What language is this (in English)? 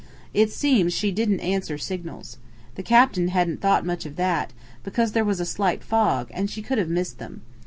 English